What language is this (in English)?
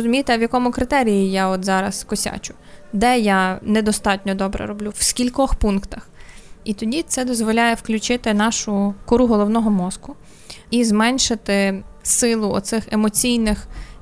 Ukrainian